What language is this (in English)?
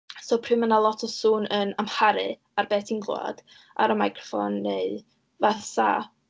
Welsh